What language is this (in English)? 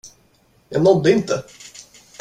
Swedish